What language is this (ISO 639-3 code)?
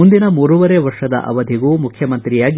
kan